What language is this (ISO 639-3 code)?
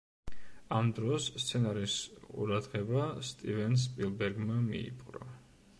kat